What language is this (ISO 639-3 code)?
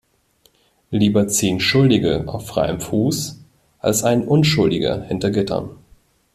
deu